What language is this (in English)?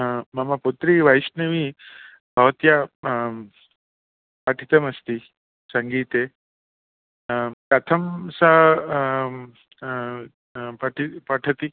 Sanskrit